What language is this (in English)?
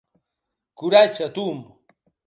Occitan